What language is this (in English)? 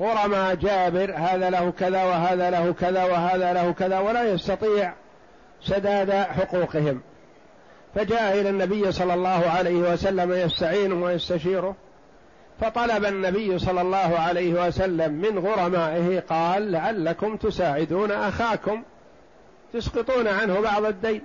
Arabic